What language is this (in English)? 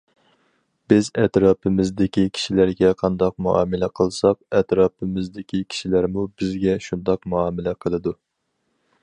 Uyghur